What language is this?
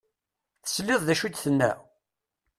Kabyle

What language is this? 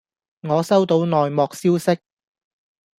Cantonese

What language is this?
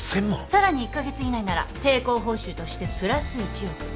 Japanese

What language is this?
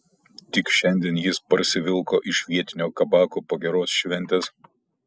Lithuanian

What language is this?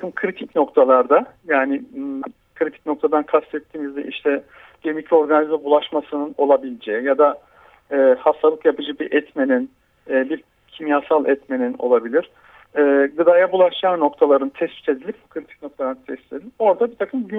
Turkish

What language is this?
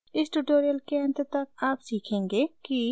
Hindi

